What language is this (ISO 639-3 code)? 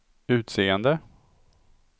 swe